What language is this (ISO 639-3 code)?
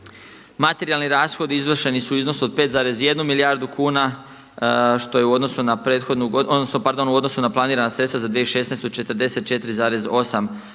hrv